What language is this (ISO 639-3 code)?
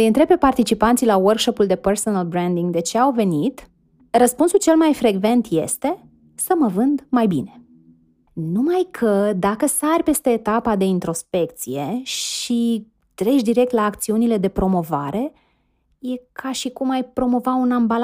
ron